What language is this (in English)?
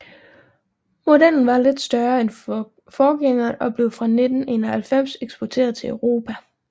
Danish